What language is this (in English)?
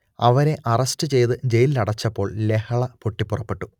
Malayalam